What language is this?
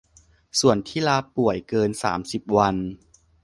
Thai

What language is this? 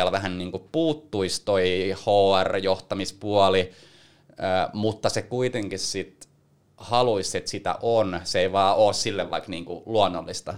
Finnish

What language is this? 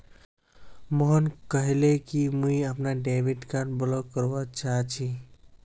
Magahi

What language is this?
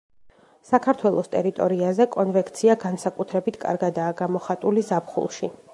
Georgian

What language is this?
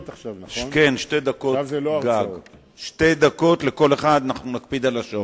Hebrew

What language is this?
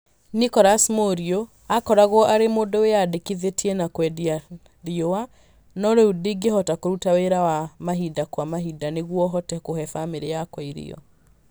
Kikuyu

